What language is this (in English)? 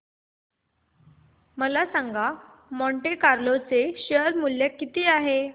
Marathi